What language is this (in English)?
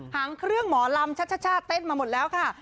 Thai